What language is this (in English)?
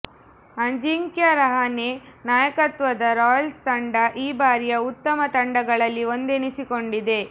Kannada